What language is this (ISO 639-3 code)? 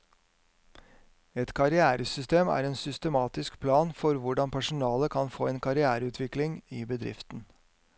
nor